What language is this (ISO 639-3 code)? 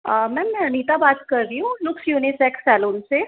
hin